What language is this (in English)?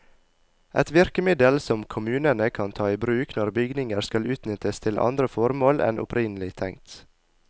Norwegian